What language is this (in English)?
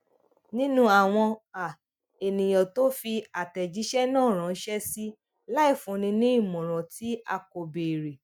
Yoruba